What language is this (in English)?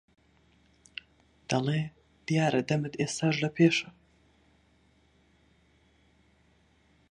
Central Kurdish